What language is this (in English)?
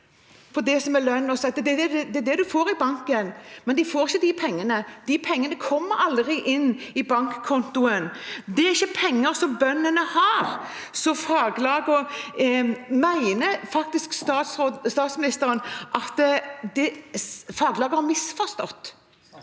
Norwegian